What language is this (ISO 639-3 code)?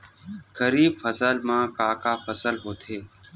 hne